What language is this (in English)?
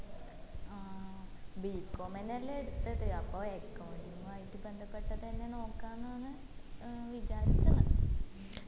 Malayalam